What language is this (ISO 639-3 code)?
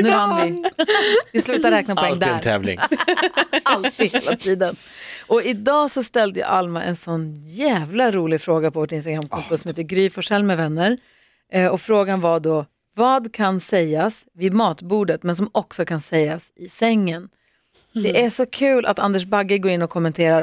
swe